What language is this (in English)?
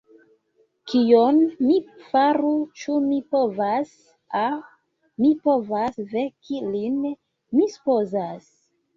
Esperanto